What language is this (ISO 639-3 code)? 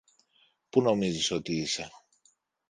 ell